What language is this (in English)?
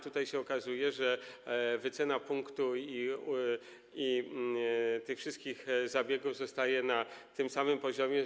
Polish